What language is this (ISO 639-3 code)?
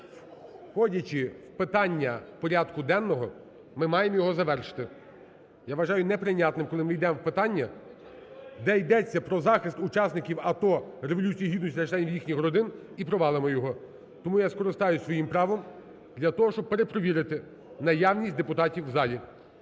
ukr